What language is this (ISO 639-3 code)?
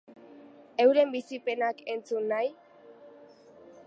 eus